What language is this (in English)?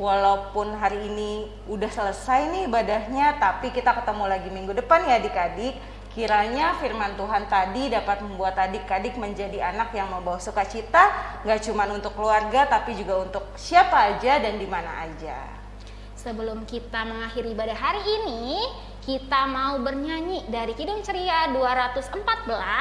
Indonesian